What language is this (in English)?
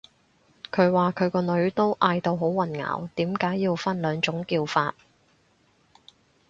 Cantonese